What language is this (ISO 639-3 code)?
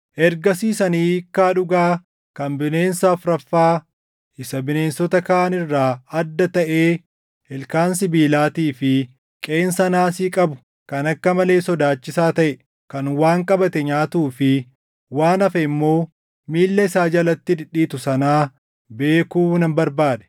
orm